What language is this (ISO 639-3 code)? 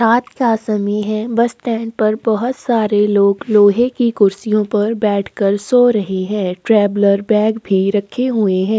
hin